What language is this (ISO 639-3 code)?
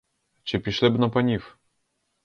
ukr